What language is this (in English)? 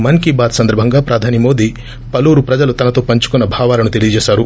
Telugu